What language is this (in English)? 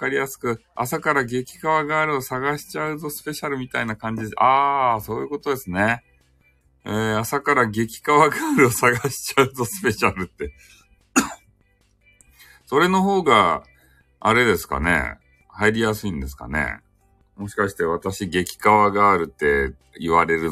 Japanese